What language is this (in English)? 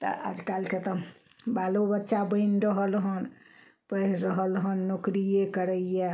Maithili